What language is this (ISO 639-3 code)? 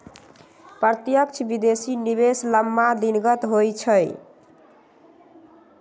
mag